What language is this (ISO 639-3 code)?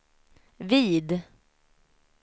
swe